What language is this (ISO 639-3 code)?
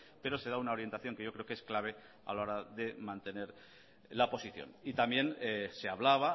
spa